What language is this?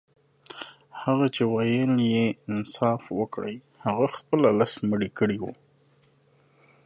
Pashto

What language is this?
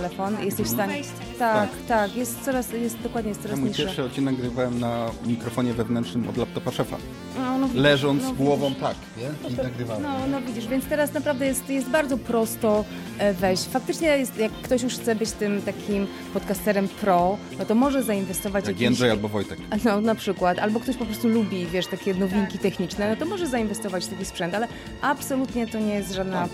Polish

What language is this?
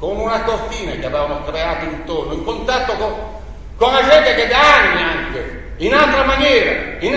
Italian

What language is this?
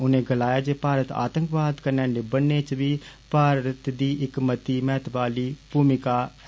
Dogri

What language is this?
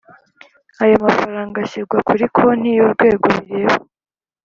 Kinyarwanda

